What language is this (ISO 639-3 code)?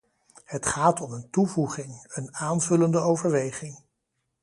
nld